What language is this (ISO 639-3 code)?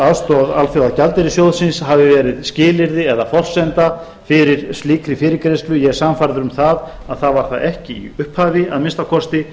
isl